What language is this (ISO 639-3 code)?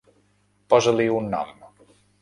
cat